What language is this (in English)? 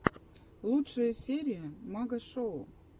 Russian